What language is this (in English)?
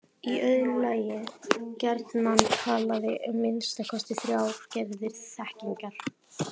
Icelandic